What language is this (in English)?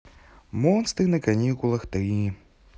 Russian